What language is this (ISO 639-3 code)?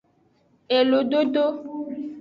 ajg